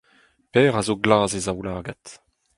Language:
Breton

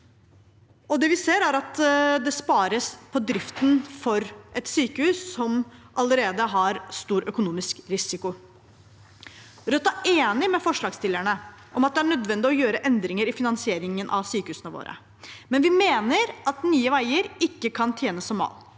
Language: Norwegian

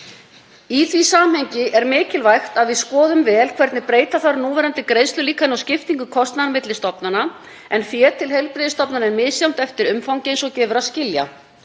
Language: Icelandic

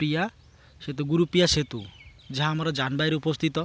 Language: Odia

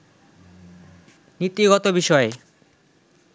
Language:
Bangla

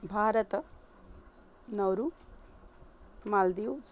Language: Sanskrit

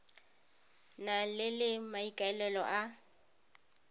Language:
Tswana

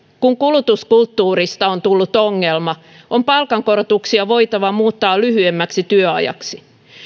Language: Finnish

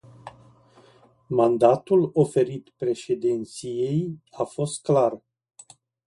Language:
Romanian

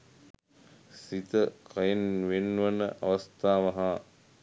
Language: Sinhala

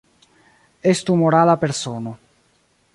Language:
Esperanto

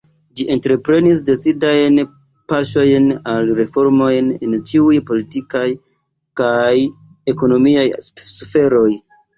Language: Esperanto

